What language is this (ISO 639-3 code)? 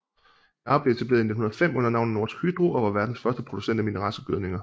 dan